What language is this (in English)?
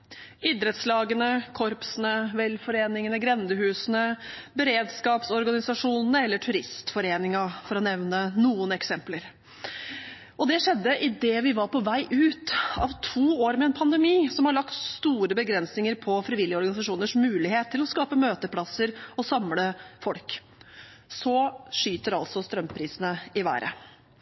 Norwegian Bokmål